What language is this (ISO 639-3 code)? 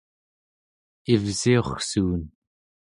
esu